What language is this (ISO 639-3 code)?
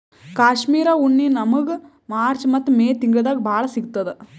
kan